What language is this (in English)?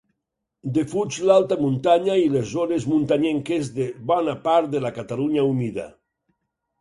Catalan